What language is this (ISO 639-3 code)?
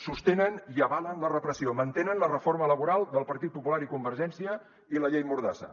cat